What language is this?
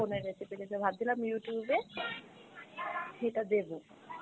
Bangla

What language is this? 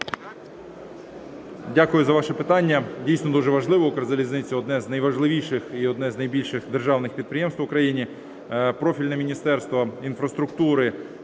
Ukrainian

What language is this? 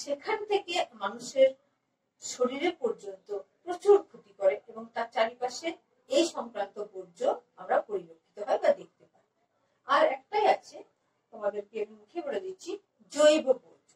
Turkish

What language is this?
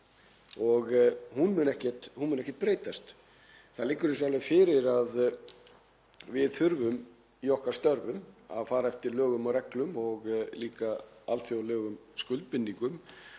Icelandic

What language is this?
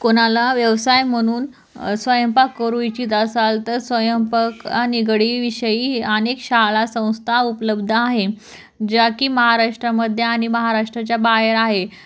Marathi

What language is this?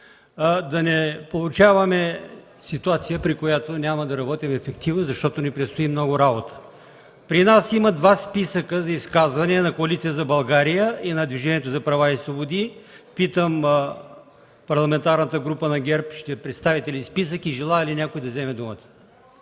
Bulgarian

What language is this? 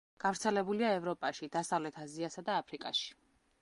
Georgian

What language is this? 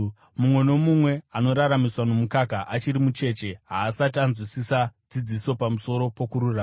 Shona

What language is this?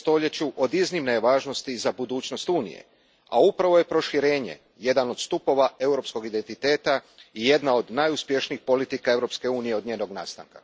Croatian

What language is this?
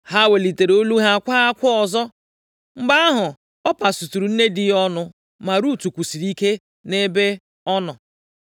Igbo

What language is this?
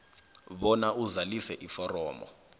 South Ndebele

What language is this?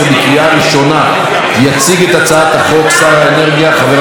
Hebrew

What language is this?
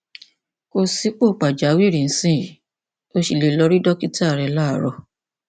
Yoruba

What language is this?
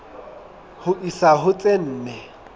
Southern Sotho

